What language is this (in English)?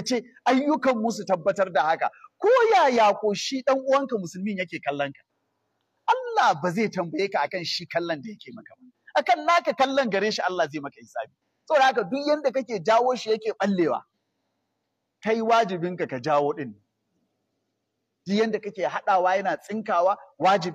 Arabic